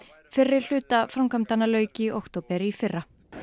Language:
Icelandic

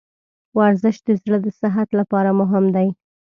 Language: Pashto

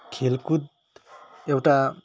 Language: Nepali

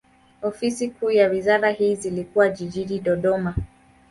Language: Swahili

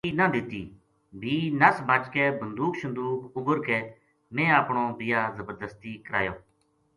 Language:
Gujari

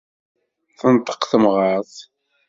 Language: Kabyle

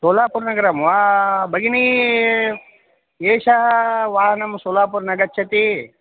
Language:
Sanskrit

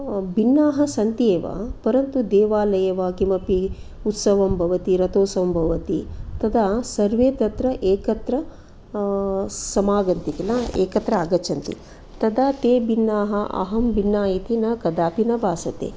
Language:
Sanskrit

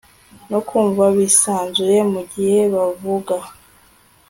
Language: Kinyarwanda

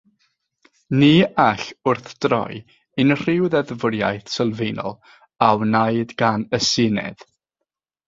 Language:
Welsh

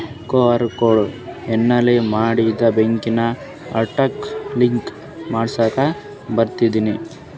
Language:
Kannada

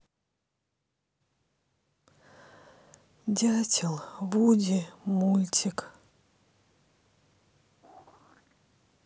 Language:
Russian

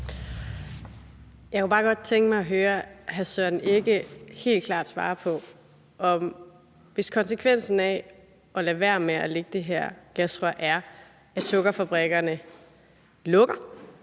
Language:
Danish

